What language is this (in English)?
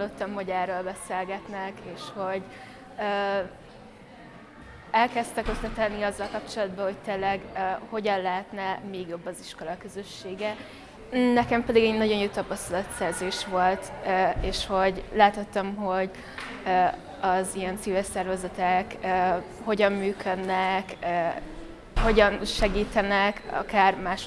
Hungarian